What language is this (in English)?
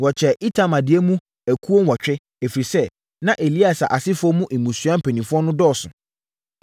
Akan